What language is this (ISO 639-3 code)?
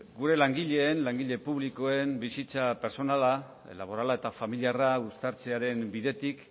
eus